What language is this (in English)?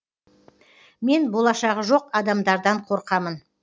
Kazakh